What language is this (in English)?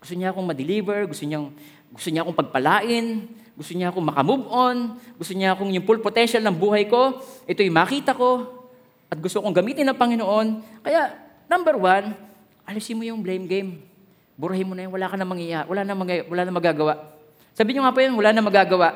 Filipino